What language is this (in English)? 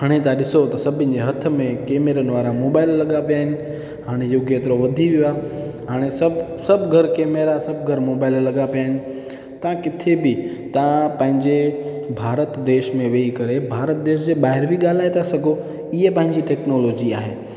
Sindhi